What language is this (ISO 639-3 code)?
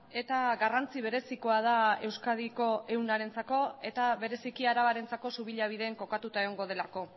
eus